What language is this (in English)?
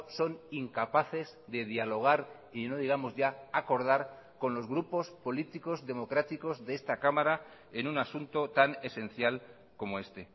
Spanish